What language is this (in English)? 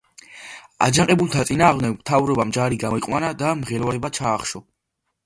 Georgian